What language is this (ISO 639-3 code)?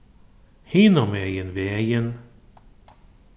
fao